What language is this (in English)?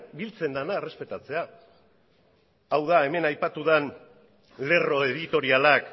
Basque